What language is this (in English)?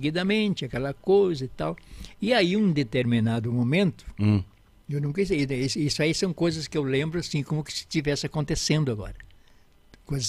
Portuguese